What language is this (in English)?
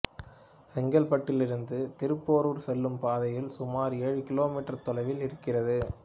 Tamil